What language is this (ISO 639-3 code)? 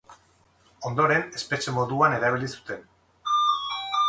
eus